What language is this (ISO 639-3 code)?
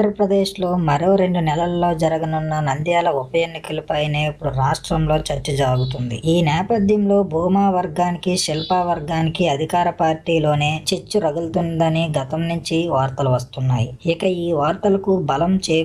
ron